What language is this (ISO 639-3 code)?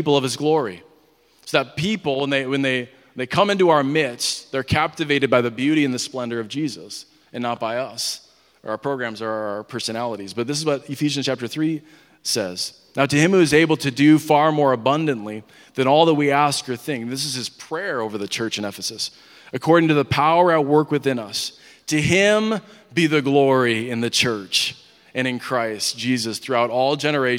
eng